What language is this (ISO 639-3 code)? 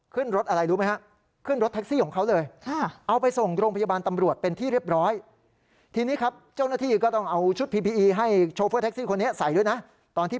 tha